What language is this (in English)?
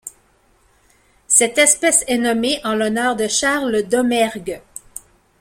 French